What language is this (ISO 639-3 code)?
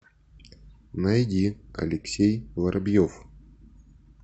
rus